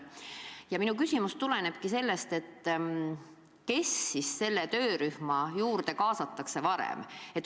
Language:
Estonian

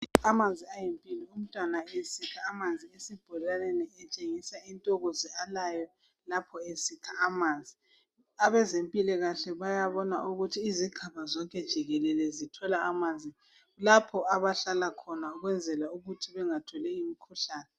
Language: North Ndebele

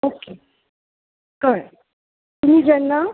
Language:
Konkani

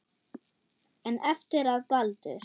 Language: Icelandic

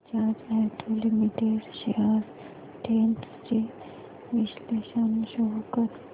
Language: Marathi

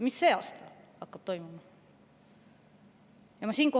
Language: Estonian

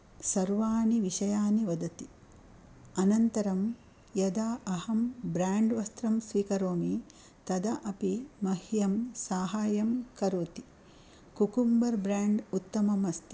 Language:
Sanskrit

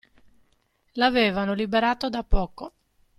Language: Italian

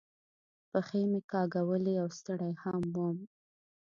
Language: Pashto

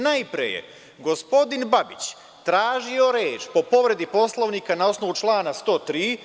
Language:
Serbian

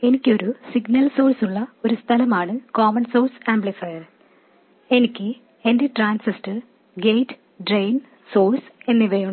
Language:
Malayalam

